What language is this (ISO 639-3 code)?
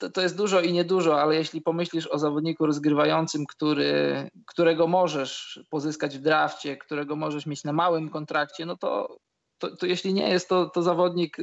pol